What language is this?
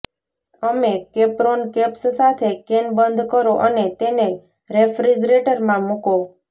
Gujarati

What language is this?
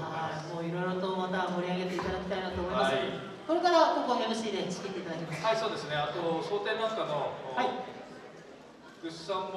Japanese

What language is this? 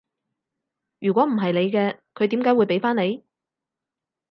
Cantonese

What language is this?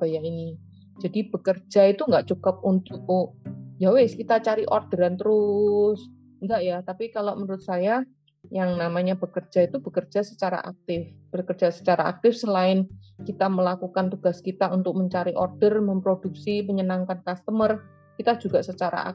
Indonesian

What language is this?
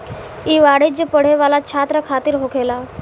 Bhojpuri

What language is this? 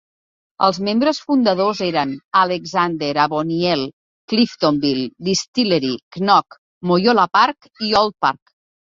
Catalan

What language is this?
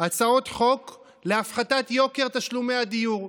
Hebrew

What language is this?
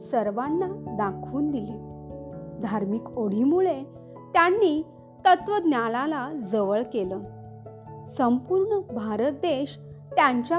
Marathi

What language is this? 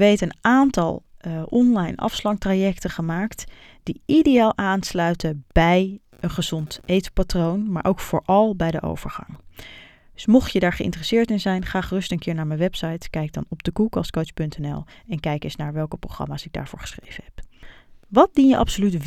Dutch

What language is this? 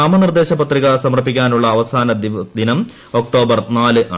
Malayalam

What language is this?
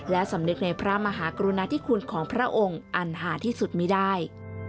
Thai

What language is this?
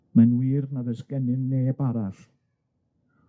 Welsh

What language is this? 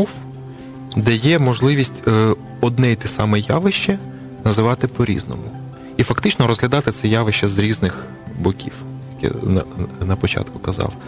Ukrainian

